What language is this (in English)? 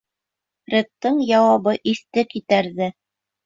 Bashkir